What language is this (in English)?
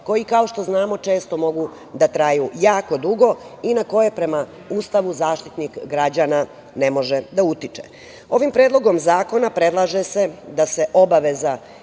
Serbian